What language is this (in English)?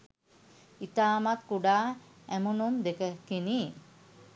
Sinhala